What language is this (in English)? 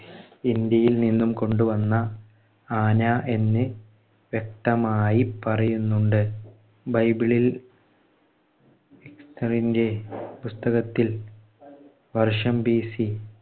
Malayalam